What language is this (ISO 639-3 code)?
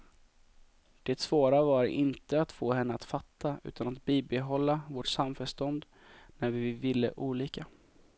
swe